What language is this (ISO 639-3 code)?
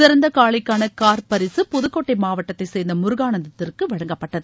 tam